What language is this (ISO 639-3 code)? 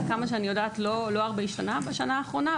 heb